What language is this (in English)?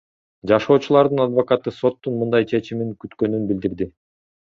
Kyrgyz